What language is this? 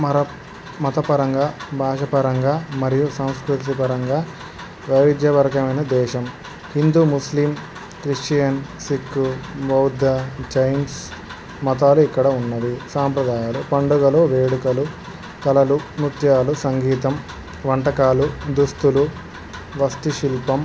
Telugu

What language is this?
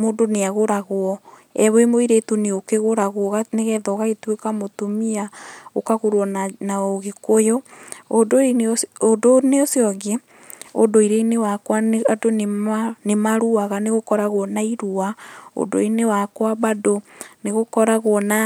Kikuyu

